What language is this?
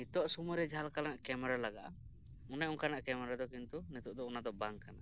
Santali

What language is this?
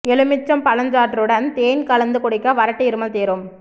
Tamil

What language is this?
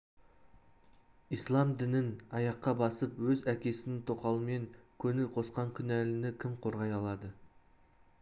Kazakh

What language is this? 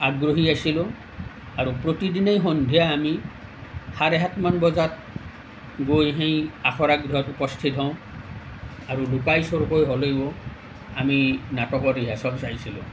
Assamese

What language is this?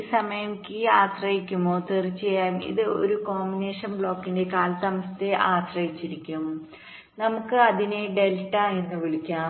Malayalam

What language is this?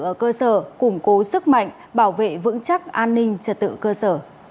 Vietnamese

